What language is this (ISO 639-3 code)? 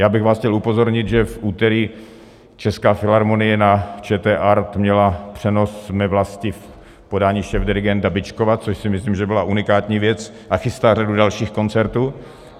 ces